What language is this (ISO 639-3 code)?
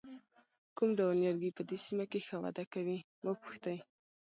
pus